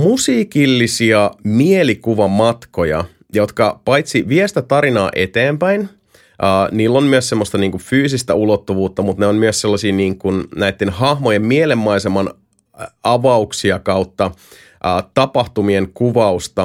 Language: Finnish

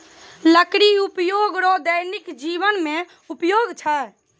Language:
Maithili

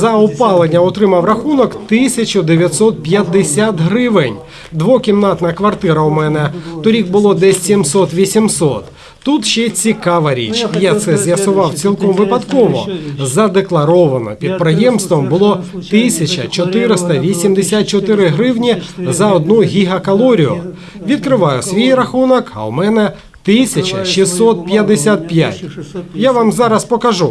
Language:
Ukrainian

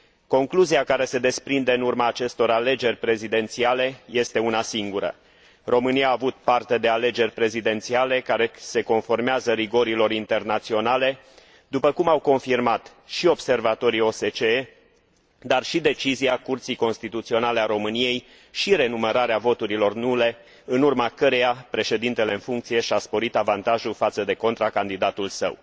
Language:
Romanian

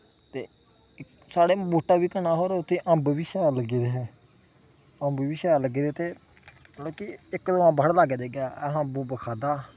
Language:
Dogri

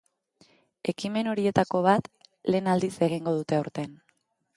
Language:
Basque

